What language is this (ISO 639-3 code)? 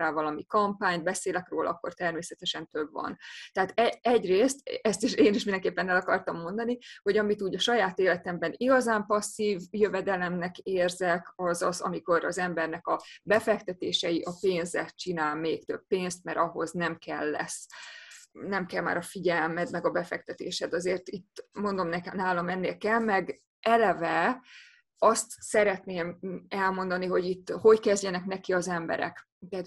hun